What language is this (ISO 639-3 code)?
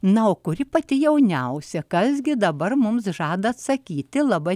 lit